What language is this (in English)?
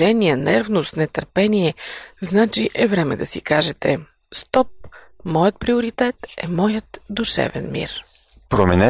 Bulgarian